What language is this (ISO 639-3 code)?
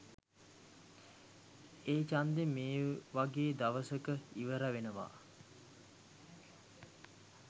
sin